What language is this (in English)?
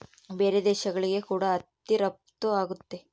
Kannada